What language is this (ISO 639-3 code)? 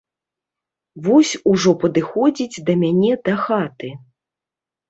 bel